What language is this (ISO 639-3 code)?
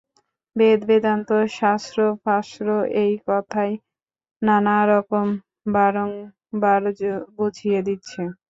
ben